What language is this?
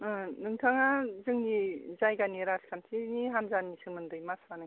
Bodo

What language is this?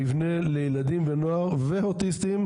Hebrew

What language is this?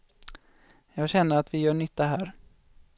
Swedish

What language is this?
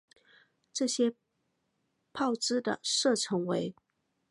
Chinese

